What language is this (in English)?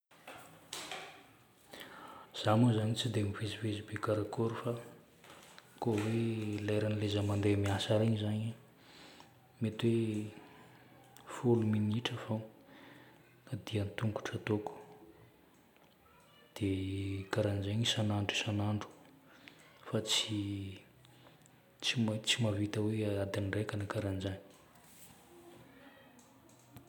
Northern Betsimisaraka Malagasy